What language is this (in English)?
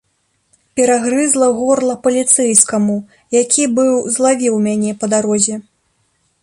Belarusian